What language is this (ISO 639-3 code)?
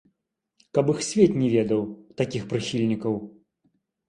bel